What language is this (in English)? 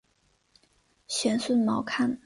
Chinese